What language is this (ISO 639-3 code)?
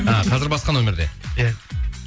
kaz